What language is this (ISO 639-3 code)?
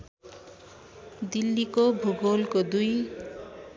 nep